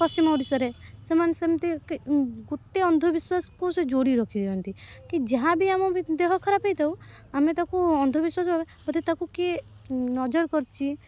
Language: Odia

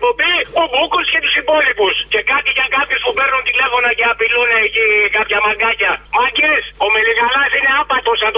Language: Greek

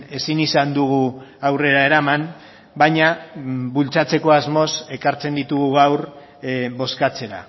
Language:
Basque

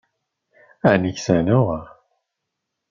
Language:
Kabyle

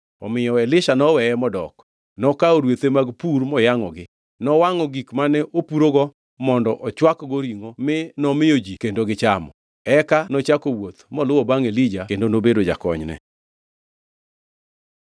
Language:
Luo (Kenya and Tanzania)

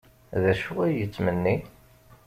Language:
Kabyle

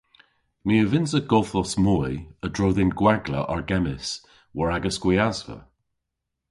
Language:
Cornish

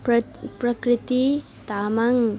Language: Nepali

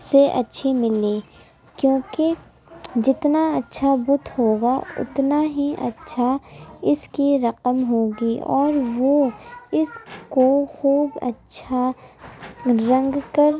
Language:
Urdu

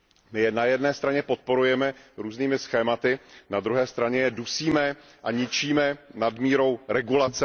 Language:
Czech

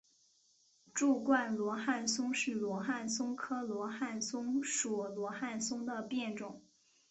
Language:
Chinese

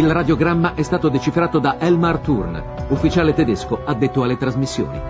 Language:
Italian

